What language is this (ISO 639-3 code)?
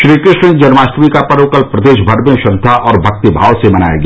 hin